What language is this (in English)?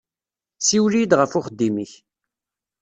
Kabyle